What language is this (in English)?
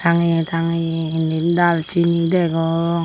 Chakma